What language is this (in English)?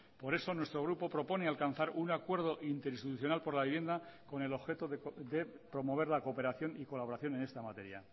Spanish